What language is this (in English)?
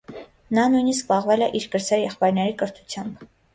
Armenian